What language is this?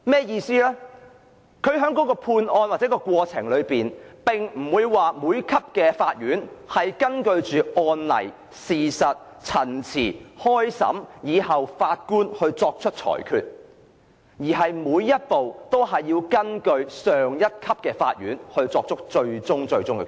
Cantonese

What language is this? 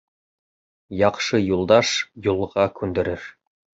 Bashkir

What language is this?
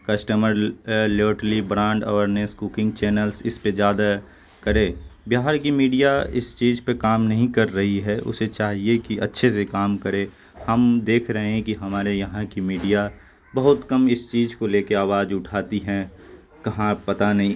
Urdu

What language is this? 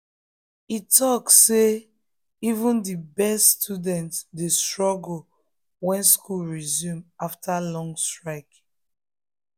Nigerian Pidgin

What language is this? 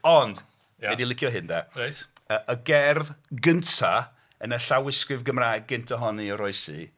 Welsh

